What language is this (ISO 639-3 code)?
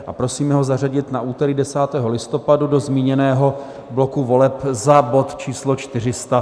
ces